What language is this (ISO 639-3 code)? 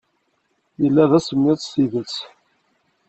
kab